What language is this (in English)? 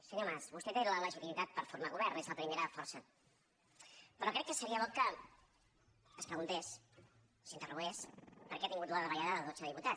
Catalan